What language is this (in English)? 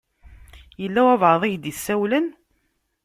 Kabyle